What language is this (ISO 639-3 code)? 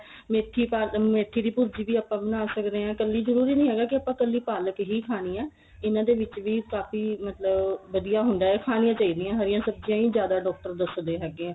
pan